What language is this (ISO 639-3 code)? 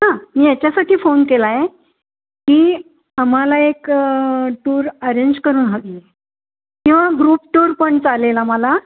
mar